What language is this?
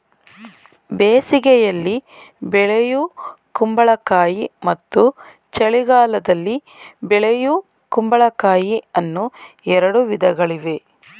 Kannada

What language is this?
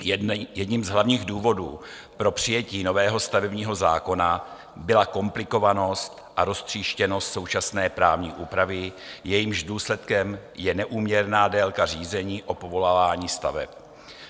Czech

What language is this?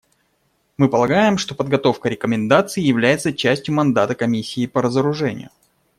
Russian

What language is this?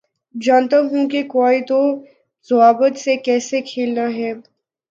Urdu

